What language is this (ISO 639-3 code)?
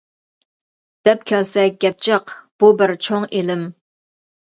uig